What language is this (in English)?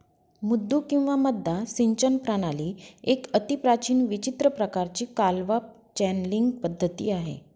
Marathi